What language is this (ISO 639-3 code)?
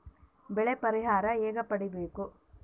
kan